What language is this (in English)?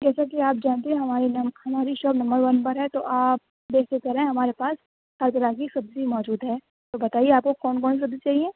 Urdu